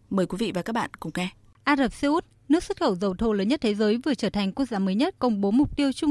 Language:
Vietnamese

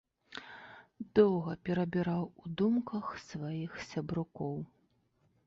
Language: Belarusian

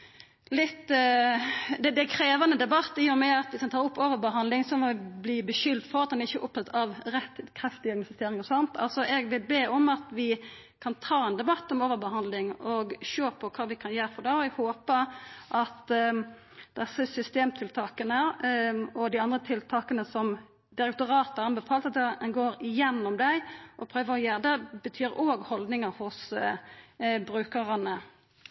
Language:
Norwegian Nynorsk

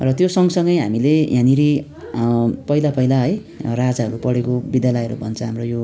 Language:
Nepali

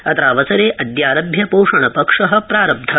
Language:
Sanskrit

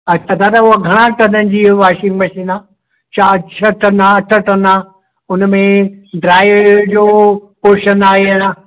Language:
Sindhi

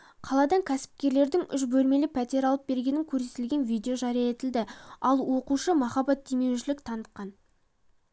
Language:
Kazakh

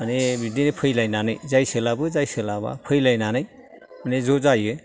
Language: Bodo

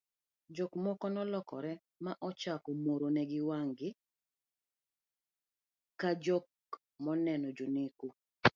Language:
Luo (Kenya and Tanzania)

